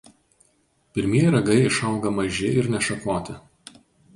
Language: Lithuanian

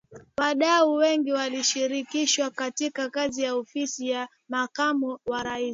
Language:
Swahili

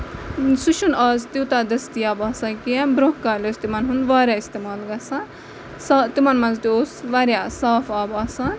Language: Kashmiri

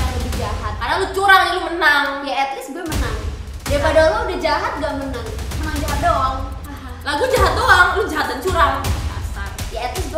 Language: Indonesian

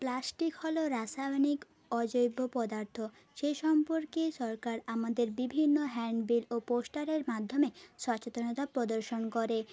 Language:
Bangla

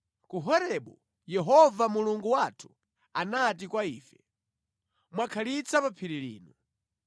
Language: Nyanja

